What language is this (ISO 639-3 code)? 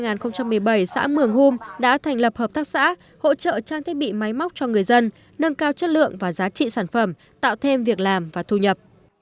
vie